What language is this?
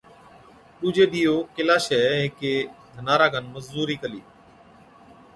Od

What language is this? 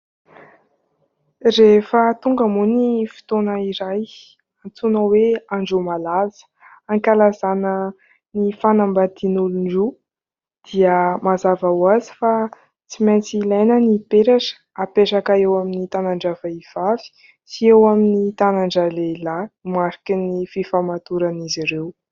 Malagasy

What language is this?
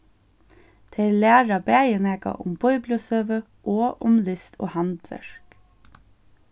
Faroese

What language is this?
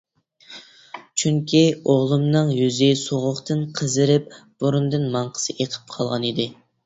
Uyghur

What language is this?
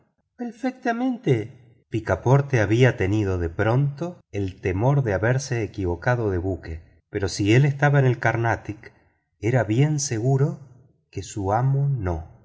Spanish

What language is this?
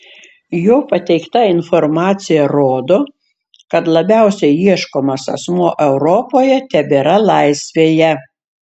Lithuanian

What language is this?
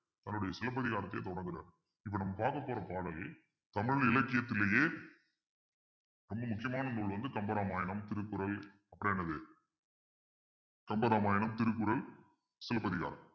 Tamil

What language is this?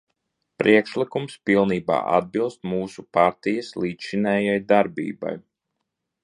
Latvian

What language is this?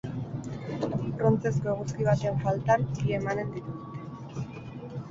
Basque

